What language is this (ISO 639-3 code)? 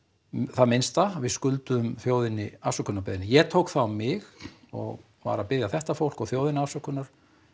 isl